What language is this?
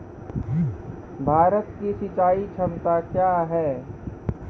Maithili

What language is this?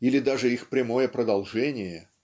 Russian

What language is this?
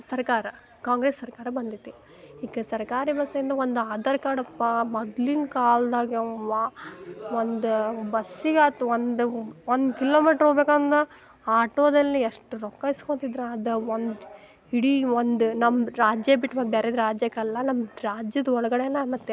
Kannada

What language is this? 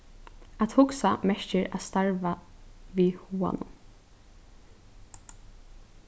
Faroese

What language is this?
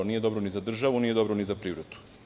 Serbian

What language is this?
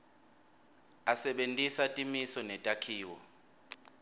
Swati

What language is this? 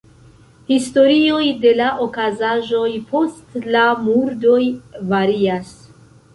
Esperanto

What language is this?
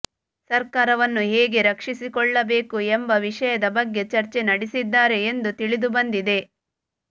Kannada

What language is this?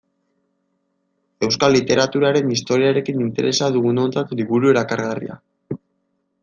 Basque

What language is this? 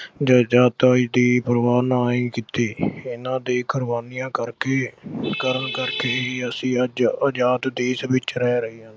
Punjabi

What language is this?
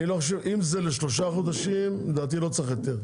Hebrew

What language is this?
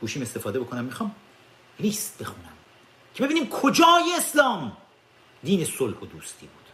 Persian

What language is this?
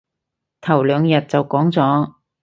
Cantonese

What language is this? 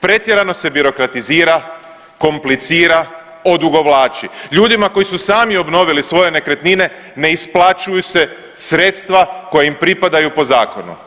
Croatian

